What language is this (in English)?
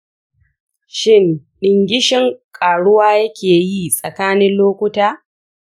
Hausa